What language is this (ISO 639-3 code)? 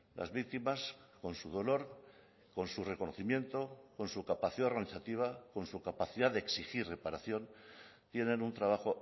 spa